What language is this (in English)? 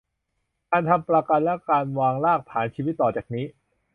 Thai